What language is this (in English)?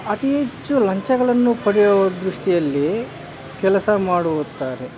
Kannada